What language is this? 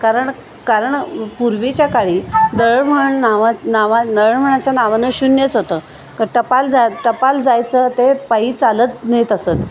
Marathi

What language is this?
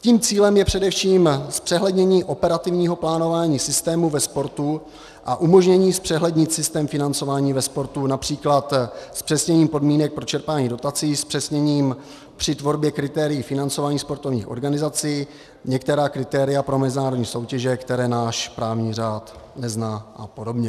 Czech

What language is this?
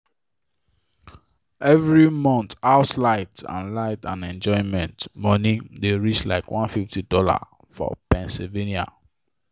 Nigerian Pidgin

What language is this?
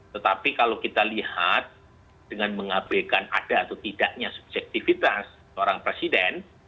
Indonesian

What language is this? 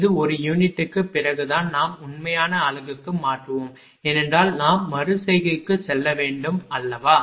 Tamil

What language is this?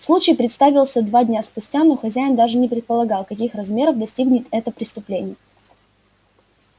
Russian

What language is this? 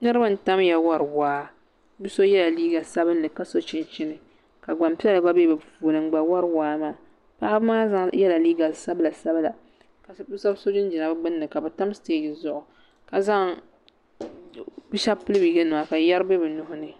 Dagbani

